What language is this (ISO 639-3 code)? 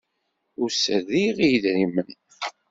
kab